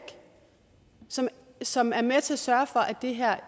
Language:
Danish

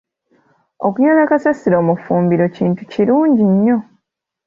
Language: Ganda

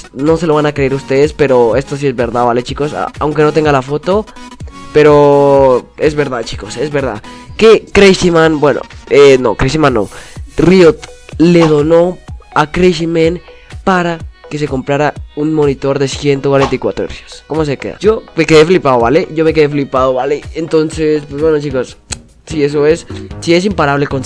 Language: Spanish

